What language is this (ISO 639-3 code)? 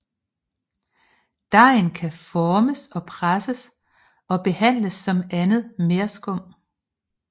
dan